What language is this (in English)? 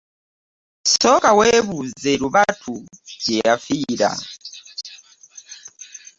Ganda